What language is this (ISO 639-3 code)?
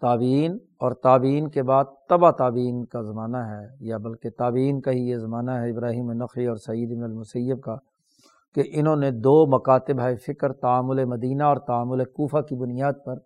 urd